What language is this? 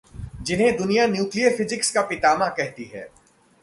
Hindi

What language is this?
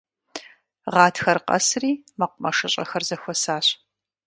Kabardian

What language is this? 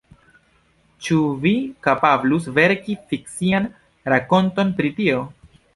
Esperanto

